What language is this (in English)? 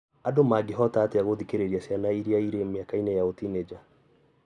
Kikuyu